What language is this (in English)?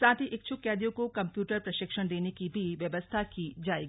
Hindi